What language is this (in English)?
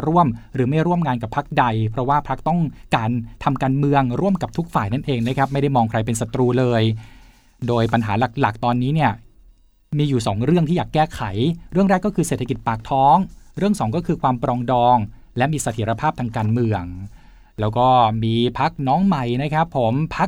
Thai